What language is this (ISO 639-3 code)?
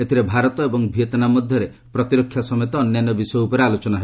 ori